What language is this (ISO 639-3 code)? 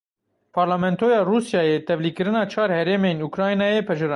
kur